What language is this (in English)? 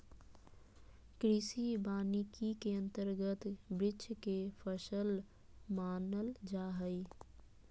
Magahi